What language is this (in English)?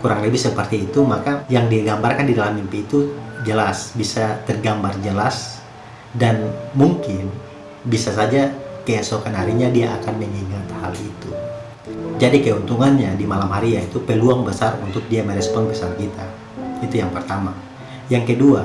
Indonesian